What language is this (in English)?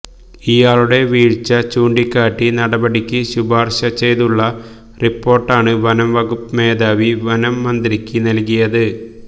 Malayalam